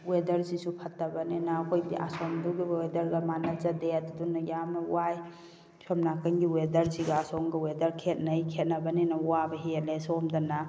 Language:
Manipuri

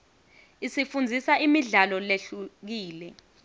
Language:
Swati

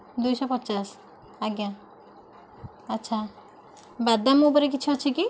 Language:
Odia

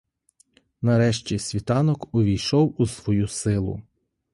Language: Ukrainian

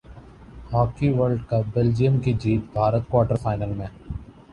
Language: Urdu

